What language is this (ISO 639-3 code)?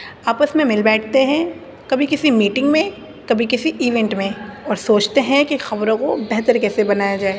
urd